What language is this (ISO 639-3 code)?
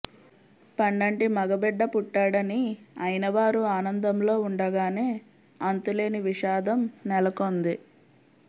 tel